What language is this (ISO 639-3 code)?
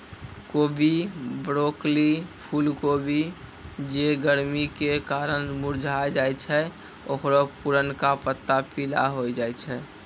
mai